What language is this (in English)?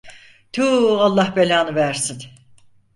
Turkish